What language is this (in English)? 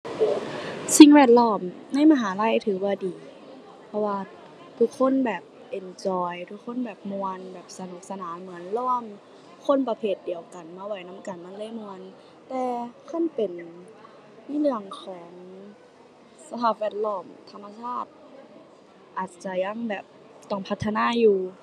Thai